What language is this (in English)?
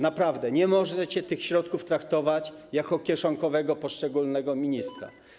Polish